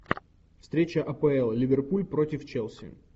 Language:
Russian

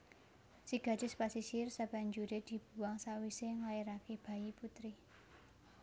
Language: Javanese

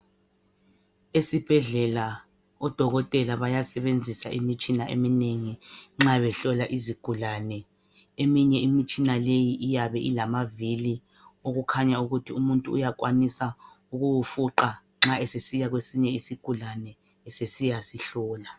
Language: North Ndebele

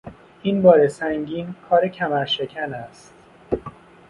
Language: Persian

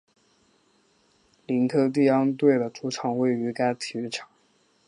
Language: Chinese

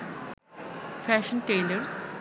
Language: Bangla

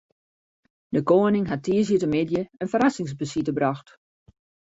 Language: Western Frisian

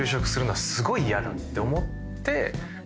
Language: Japanese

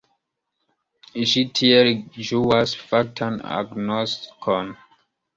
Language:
Esperanto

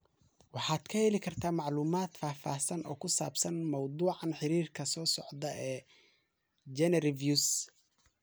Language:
Somali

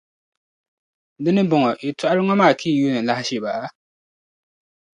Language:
Dagbani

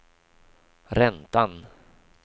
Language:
Swedish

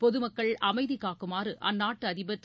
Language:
Tamil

